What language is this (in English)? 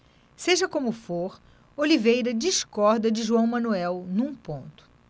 Portuguese